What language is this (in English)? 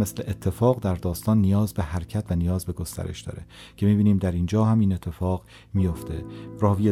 Persian